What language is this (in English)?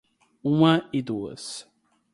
Portuguese